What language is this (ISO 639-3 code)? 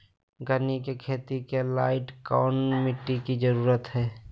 mag